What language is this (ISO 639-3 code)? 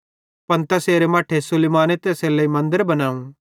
bhd